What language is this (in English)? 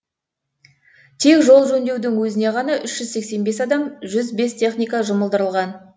Kazakh